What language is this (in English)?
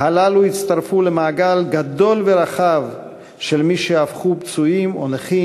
Hebrew